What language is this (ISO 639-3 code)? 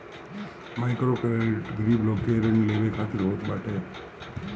bho